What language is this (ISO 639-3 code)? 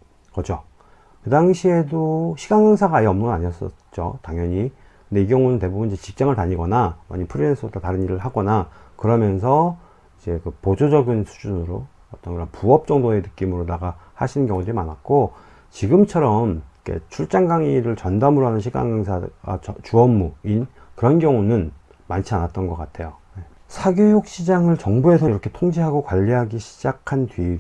kor